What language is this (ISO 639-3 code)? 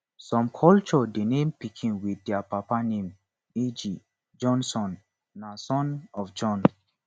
pcm